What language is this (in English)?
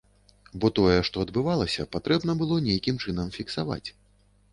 Belarusian